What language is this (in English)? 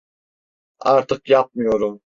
Turkish